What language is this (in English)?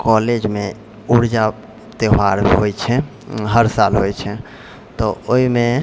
Maithili